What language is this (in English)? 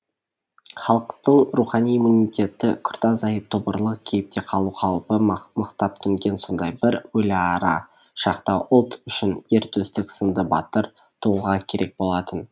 Kazakh